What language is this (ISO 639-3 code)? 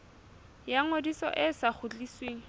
sot